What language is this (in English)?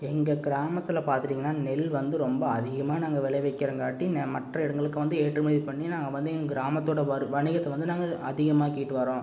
Tamil